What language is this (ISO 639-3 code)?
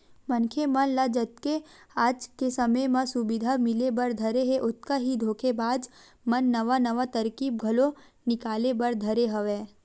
hne